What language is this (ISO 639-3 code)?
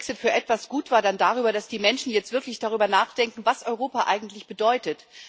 deu